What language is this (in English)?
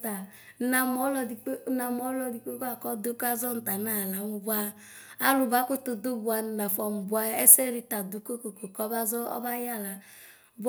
Ikposo